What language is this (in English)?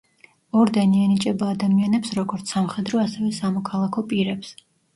Georgian